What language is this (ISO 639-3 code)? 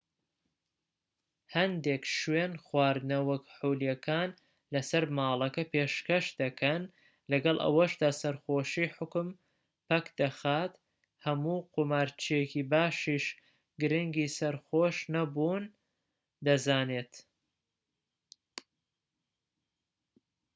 ckb